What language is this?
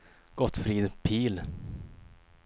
Swedish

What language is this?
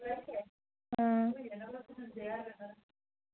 Dogri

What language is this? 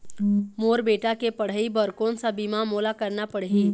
Chhattisgarhi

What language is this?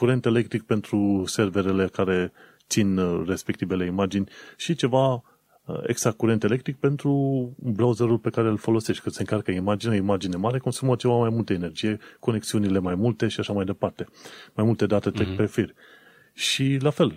Romanian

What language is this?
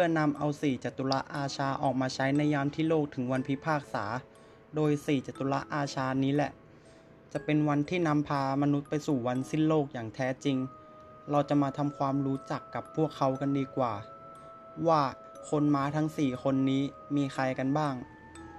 Thai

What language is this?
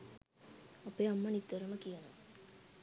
Sinhala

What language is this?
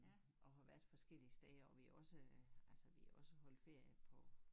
Danish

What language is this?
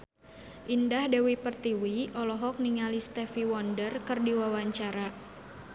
Sundanese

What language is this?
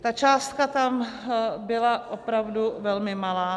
Czech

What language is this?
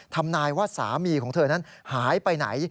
Thai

